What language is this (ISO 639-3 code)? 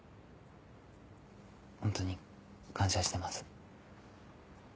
jpn